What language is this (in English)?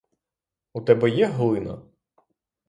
Ukrainian